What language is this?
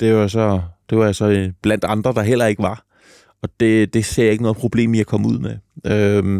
Danish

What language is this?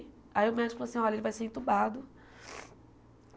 Portuguese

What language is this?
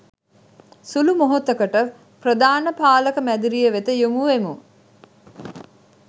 Sinhala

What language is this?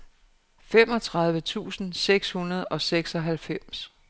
Danish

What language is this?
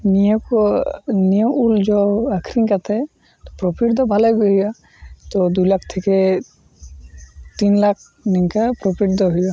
Santali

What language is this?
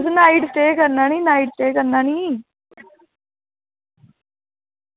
Dogri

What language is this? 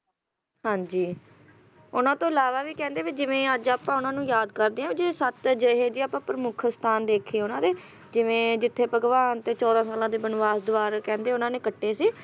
Punjabi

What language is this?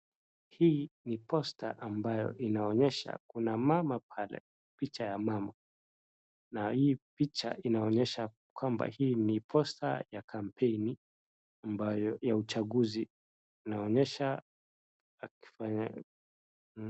Swahili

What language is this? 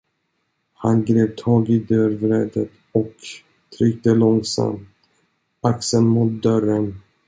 Swedish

